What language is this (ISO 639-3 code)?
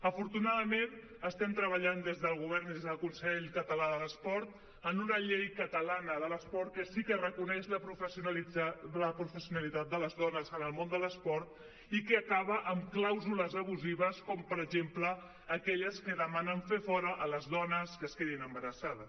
cat